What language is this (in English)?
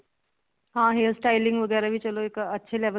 Punjabi